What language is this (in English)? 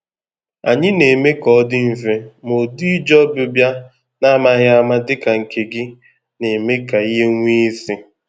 Igbo